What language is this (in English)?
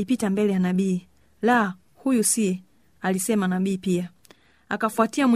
Swahili